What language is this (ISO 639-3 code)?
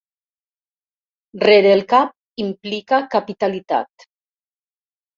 cat